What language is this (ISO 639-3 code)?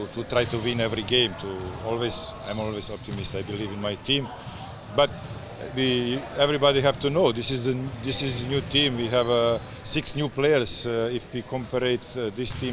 ind